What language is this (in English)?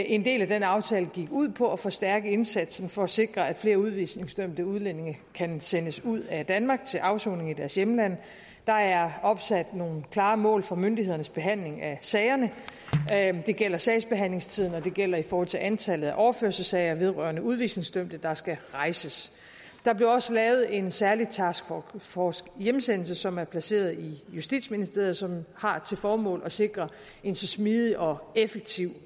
Danish